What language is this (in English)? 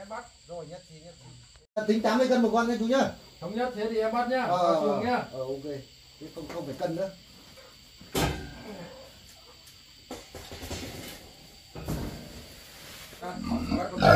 Vietnamese